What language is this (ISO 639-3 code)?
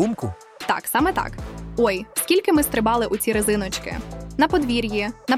ukr